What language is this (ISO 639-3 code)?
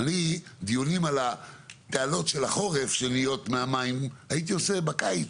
heb